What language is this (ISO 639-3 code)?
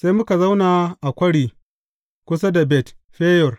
hau